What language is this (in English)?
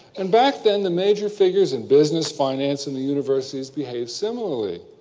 English